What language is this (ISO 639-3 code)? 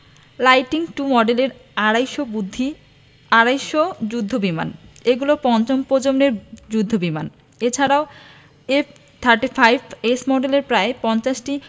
ben